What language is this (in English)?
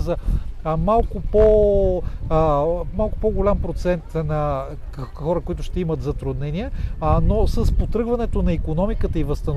Bulgarian